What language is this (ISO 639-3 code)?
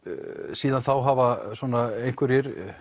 isl